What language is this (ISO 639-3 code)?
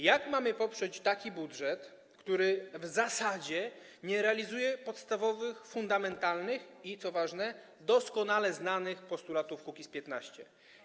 pol